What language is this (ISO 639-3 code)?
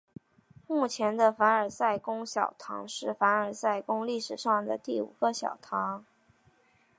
zho